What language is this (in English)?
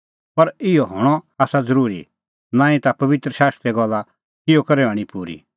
Kullu Pahari